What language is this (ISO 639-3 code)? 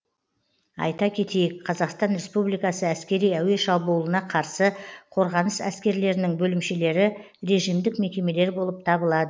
kaz